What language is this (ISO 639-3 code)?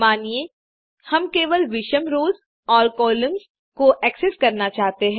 hin